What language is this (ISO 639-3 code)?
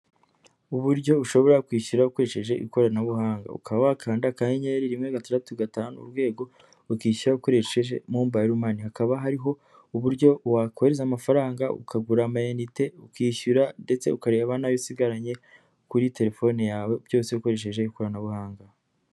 kin